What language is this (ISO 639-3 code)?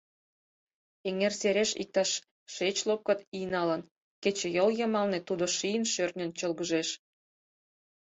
chm